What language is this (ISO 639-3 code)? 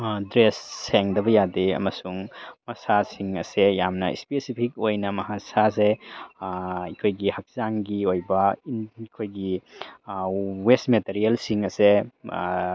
mni